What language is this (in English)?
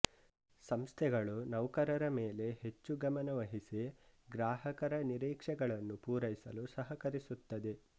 Kannada